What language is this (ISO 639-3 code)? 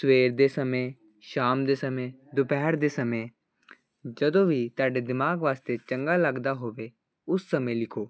pan